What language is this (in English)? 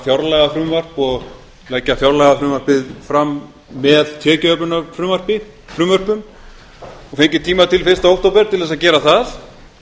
Icelandic